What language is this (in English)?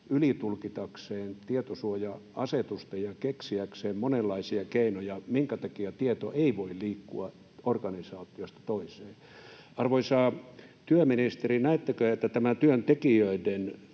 Finnish